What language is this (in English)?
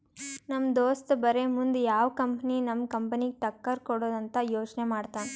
Kannada